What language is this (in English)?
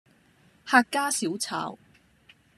Cantonese